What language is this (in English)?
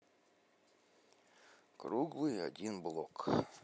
Russian